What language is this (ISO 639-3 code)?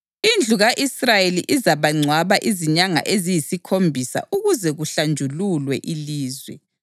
nde